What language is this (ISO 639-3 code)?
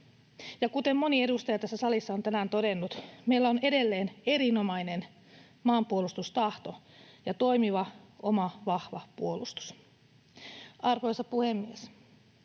fin